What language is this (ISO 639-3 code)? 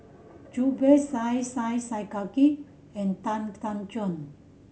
eng